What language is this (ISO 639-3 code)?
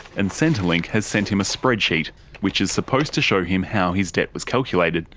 eng